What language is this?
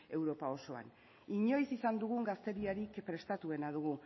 Basque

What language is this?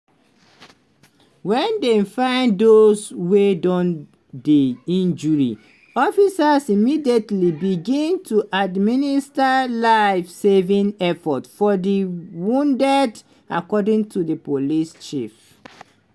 Nigerian Pidgin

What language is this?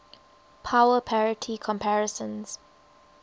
English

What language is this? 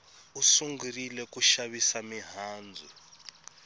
Tsonga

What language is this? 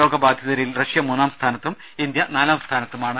Malayalam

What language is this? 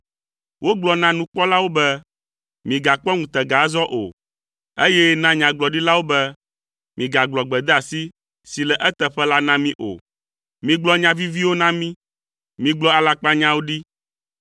Ewe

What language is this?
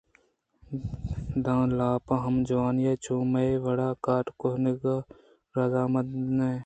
Eastern Balochi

